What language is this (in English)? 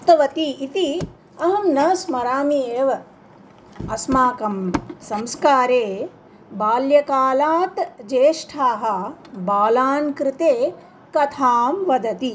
Sanskrit